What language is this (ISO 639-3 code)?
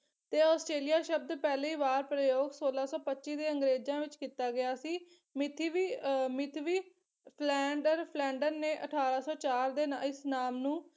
pan